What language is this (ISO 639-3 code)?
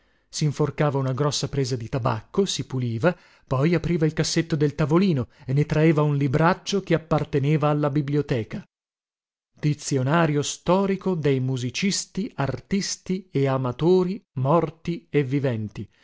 ita